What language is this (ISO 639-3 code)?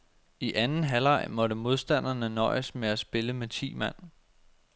dan